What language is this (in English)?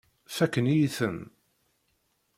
Kabyle